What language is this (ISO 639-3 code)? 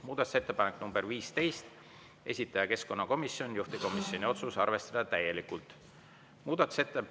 est